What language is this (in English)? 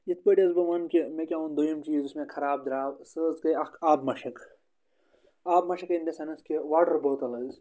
Kashmiri